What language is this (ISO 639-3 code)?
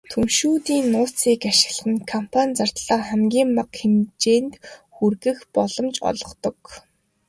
mon